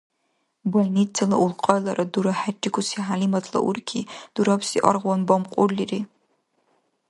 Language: Dargwa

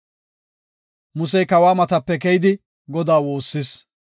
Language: Gofa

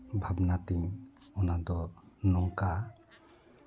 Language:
Santali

